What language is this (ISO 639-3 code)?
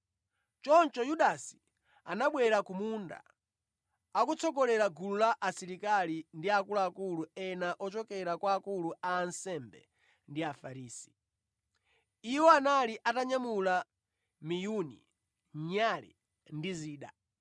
nya